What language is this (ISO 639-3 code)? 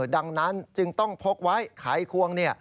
tha